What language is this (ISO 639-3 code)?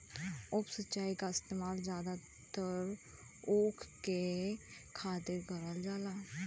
bho